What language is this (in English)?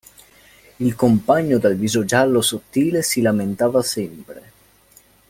Italian